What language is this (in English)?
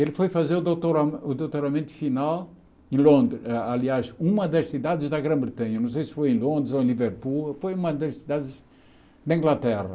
Portuguese